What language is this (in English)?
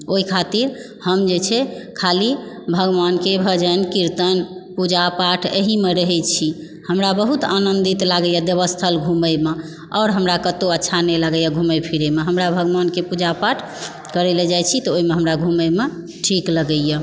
Maithili